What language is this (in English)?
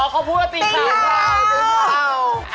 Thai